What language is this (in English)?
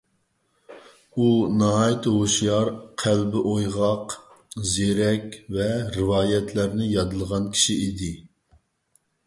Uyghur